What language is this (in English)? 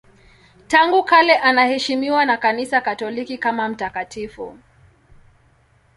Swahili